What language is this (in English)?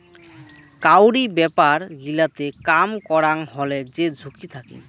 Bangla